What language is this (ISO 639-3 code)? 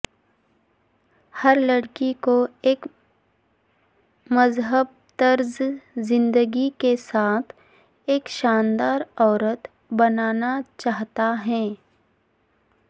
urd